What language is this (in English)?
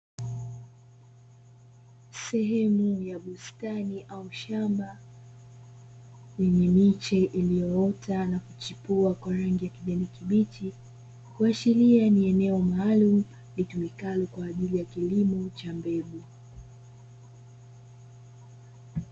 Swahili